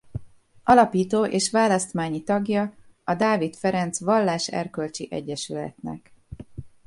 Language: Hungarian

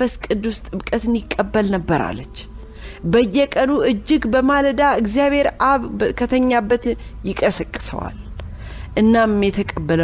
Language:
Amharic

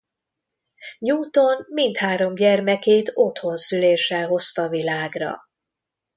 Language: Hungarian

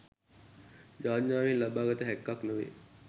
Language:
Sinhala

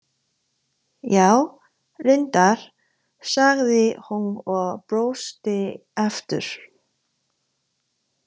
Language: Icelandic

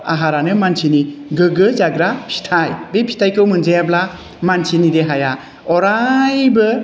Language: Bodo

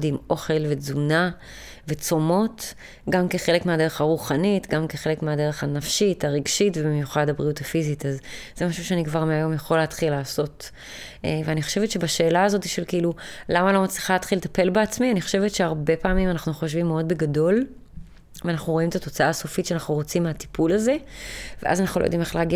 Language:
Hebrew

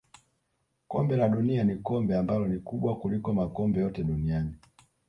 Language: Swahili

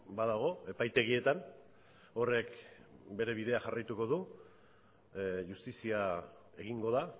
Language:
Basque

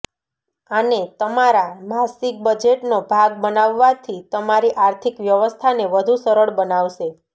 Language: Gujarati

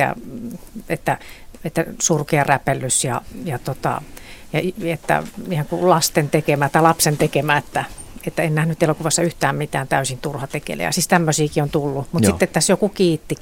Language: Finnish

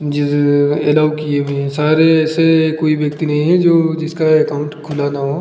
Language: Hindi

